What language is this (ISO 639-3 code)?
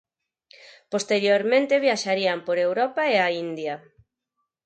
glg